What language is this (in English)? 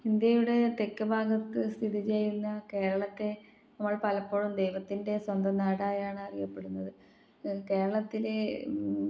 Malayalam